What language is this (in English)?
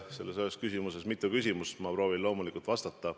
Estonian